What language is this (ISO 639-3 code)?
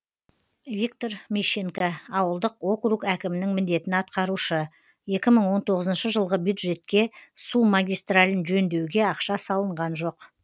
kaz